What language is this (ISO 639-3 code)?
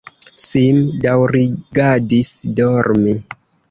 epo